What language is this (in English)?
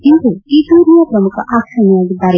Kannada